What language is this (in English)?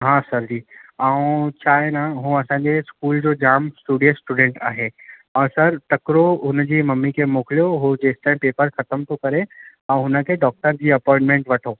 Sindhi